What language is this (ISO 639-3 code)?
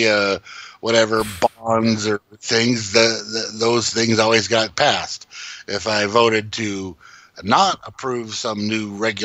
eng